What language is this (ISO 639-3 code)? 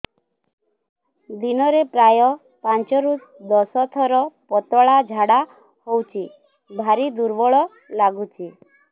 ori